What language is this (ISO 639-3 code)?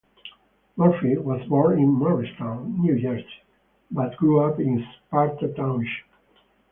eng